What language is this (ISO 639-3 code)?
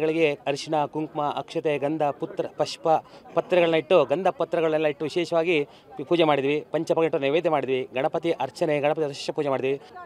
kan